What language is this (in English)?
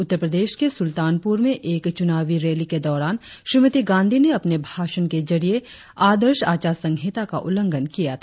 Hindi